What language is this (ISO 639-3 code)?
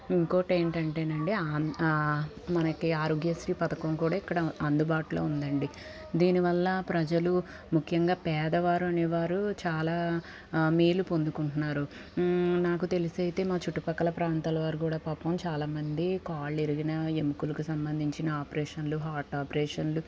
tel